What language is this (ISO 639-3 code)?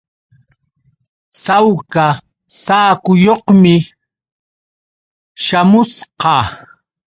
qux